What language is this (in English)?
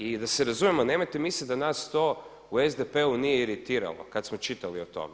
Croatian